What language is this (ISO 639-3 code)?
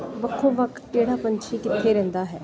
pan